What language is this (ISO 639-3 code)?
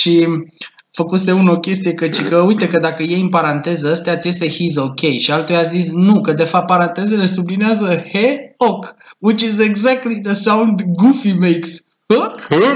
ron